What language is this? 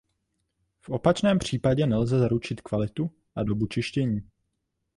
Czech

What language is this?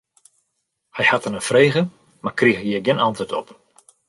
Western Frisian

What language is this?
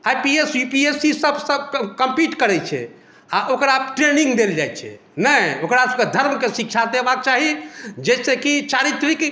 Maithili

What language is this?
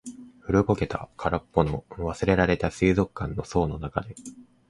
Japanese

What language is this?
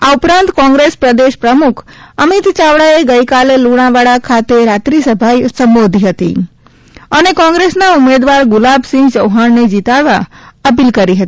Gujarati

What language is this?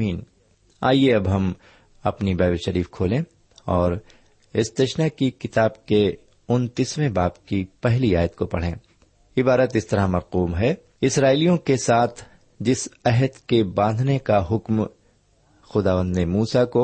Urdu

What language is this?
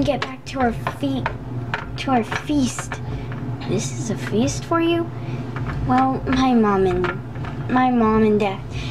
English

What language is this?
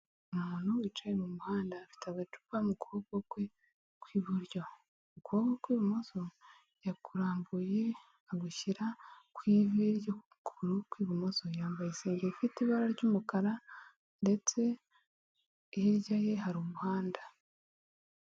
Kinyarwanda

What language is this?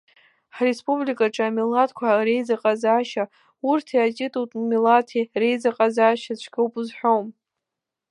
Abkhazian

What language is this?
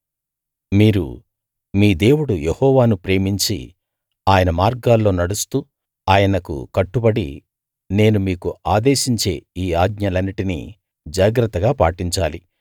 Telugu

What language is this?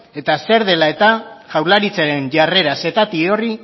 Basque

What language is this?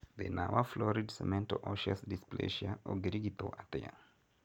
Kikuyu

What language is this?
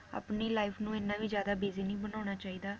Punjabi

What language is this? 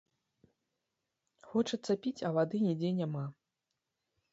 Belarusian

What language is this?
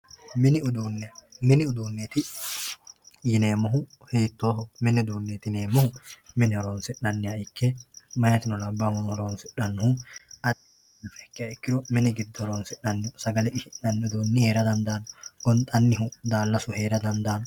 Sidamo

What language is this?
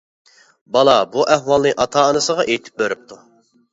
Uyghur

